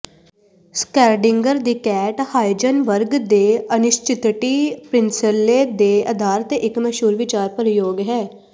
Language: Punjabi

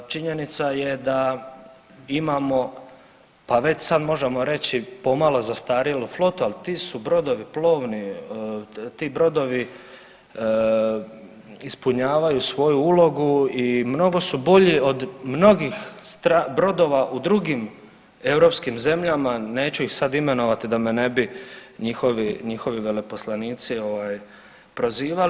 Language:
Croatian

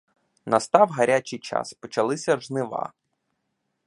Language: Ukrainian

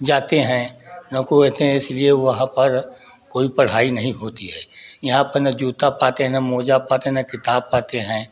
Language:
Hindi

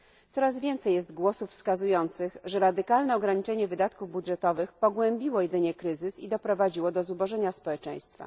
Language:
Polish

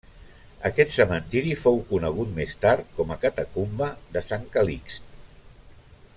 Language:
Catalan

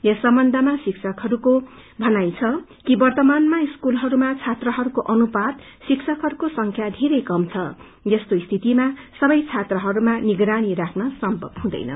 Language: Nepali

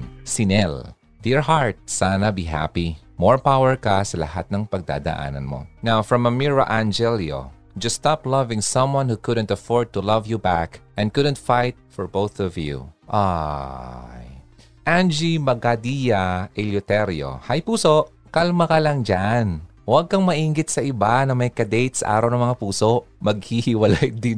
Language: Filipino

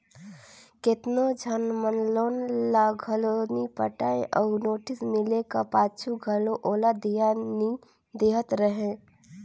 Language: Chhattisgarhi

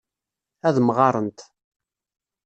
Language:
Kabyle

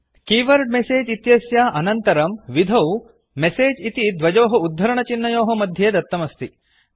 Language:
Sanskrit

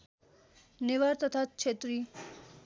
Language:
Nepali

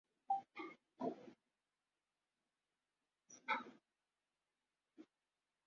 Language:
Swahili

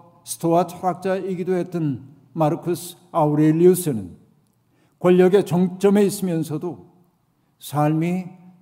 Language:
Korean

